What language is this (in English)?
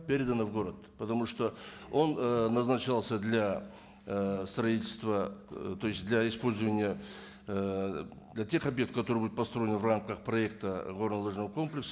Kazakh